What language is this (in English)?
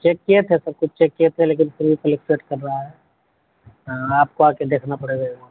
Urdu